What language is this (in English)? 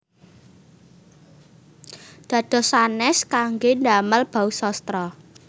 Javanese